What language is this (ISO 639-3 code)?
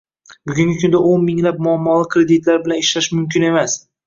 uzb